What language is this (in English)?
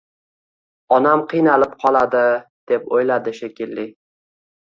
Uzbek